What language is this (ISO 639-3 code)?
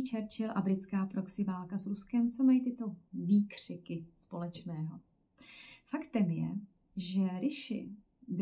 ces